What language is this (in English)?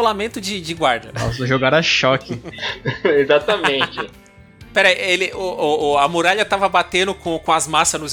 Portuguese